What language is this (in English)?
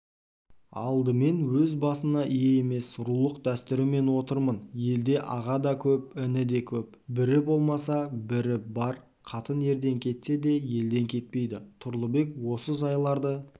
Kazakh